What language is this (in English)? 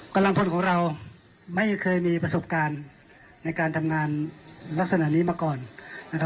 Thai